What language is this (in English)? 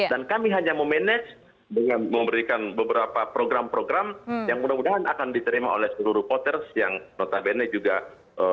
Indonesian